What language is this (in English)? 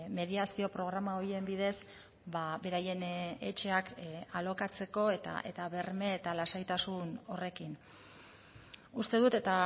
Basque